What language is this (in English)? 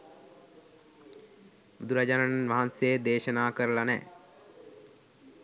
Sinhala